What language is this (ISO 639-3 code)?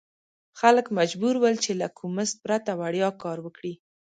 pus